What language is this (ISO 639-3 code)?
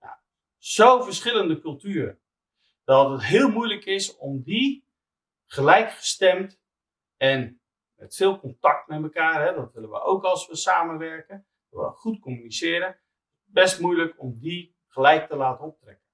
nld